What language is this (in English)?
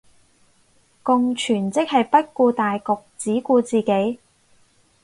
Cantonese